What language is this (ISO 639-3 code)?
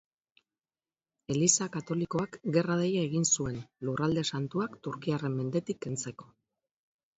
eus